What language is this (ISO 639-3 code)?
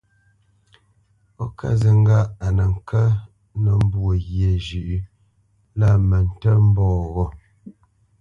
bce